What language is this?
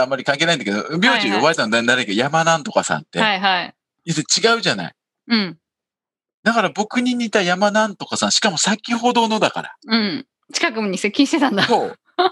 Japanese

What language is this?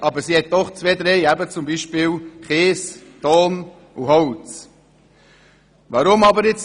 Swiss German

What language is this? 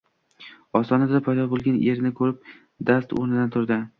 Uzbek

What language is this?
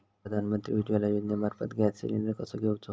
Marathi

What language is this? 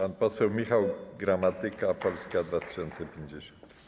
Polish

